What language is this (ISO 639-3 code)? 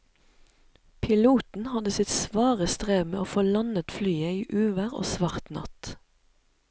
nor